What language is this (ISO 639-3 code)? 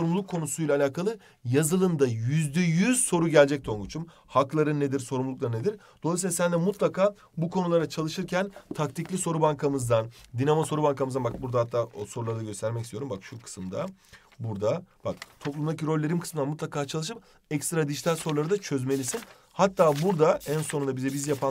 tur